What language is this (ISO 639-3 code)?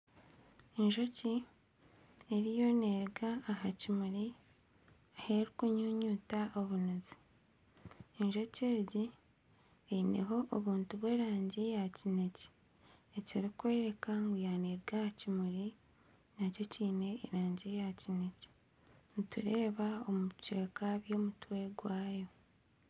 nyn